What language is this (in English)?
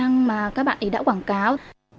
Vietnamese